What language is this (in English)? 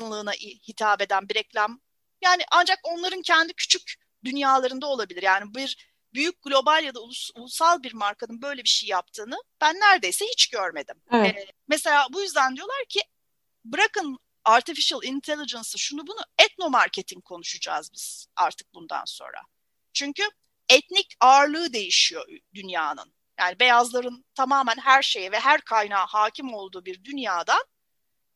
Turkish